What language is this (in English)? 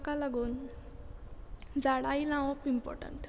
Konkani